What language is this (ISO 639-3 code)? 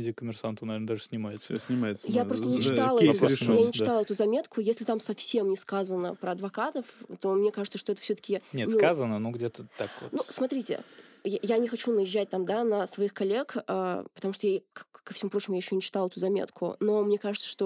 rus